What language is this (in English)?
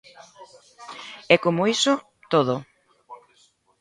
Galician